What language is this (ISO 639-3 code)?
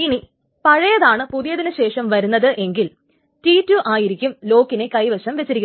mal